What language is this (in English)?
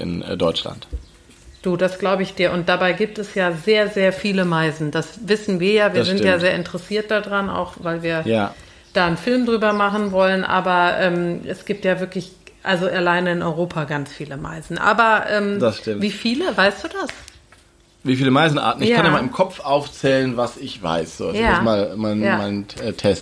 German